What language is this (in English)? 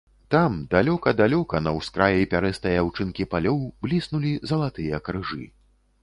Belarusian